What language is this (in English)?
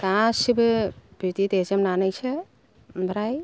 Bodo